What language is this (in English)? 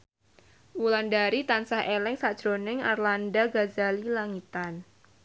Javanese